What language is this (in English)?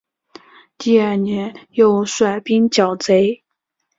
Chinese